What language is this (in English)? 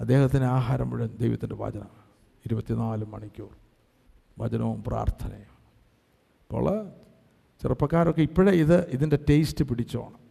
Malayalam